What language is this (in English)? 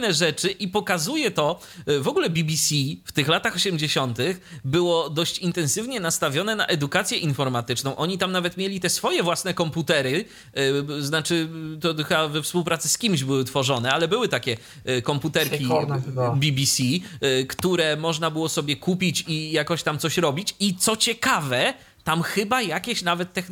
Polish